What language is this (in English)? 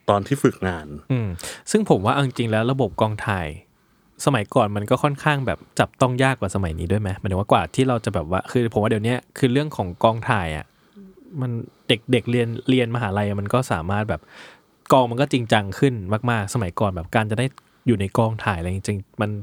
Thai